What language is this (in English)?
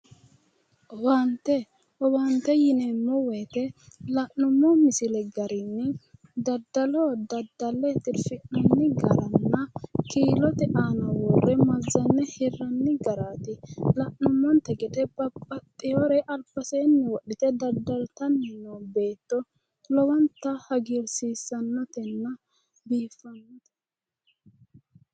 Sidamo